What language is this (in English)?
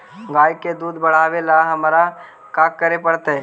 Magahi